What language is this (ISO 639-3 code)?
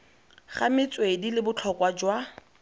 tsn